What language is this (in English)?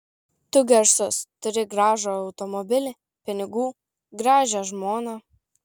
Lithuanian